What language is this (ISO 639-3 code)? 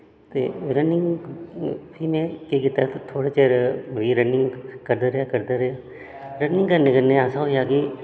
doi